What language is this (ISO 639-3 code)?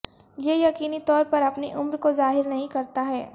urd